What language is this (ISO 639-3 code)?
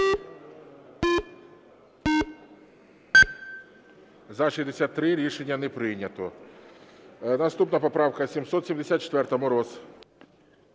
ukr